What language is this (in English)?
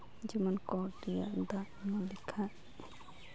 Santali